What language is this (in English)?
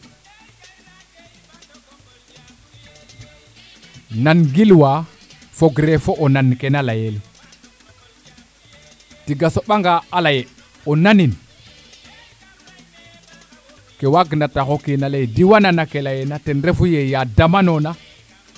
Serer